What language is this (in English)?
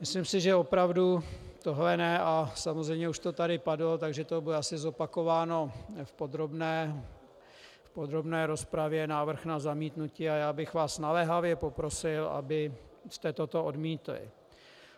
Czech